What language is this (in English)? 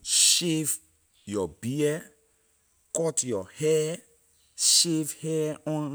Liberian English